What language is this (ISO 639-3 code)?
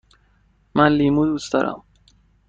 fas